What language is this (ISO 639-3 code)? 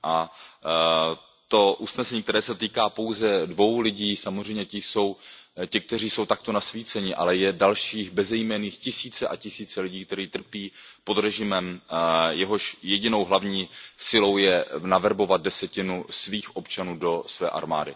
ces